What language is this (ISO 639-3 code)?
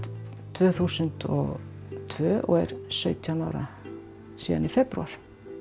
isl